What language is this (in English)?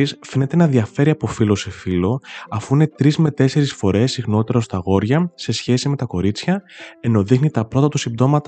Greek